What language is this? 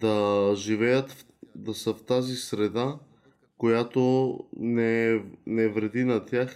Bulgarian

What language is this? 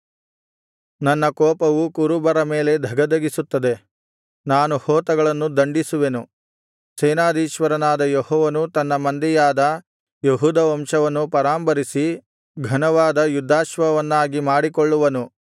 Kannada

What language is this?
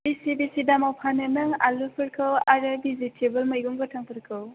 Bodo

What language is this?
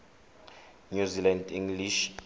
Tswana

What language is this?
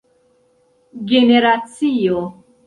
Esperanto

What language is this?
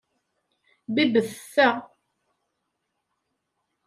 Kabyle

